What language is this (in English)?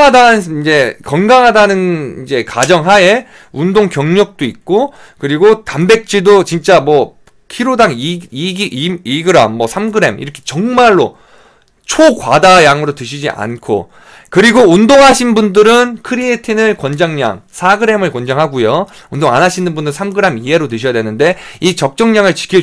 Korean